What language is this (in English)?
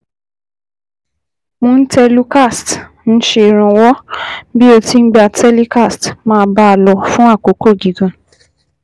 Yoruba